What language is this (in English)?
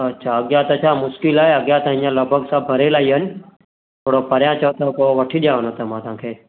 Sindhi